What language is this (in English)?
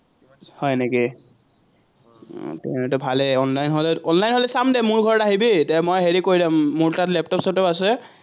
Assamese